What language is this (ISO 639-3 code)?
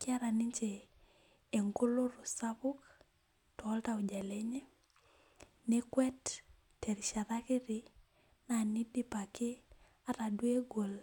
mas